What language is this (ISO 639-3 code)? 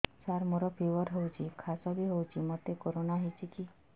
ori